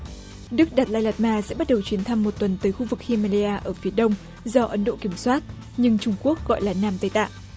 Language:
Vietnamese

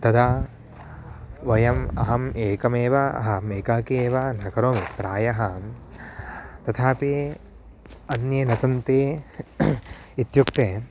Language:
Sanskrit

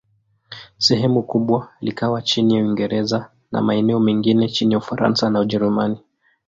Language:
Swahili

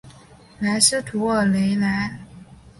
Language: Chinese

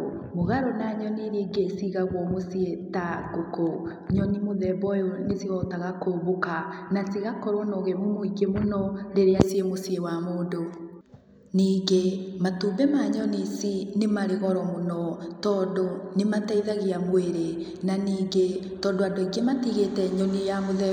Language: Kikuyu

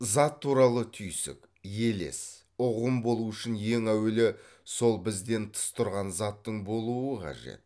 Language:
Kazakh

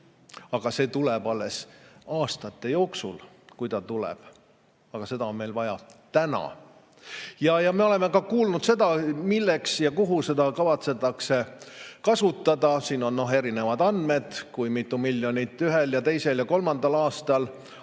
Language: Estonian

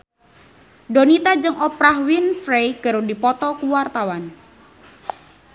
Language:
Sundanese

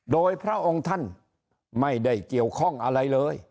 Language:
Thai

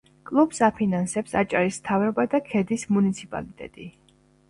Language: Georgian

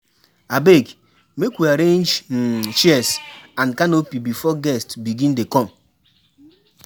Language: Nigerian Pidgin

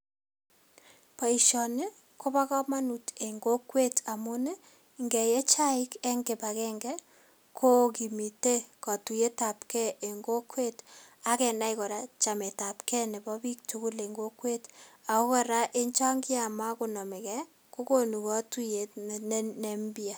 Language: Kalenjin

